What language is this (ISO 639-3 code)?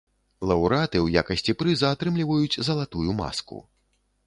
bel